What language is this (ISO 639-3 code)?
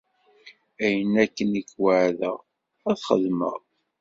kab